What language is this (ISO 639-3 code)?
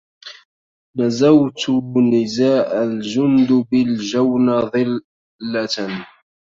ara